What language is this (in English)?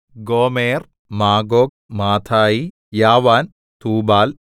Malayalam